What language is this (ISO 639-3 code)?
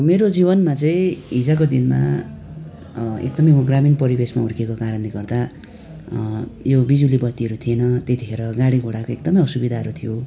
nep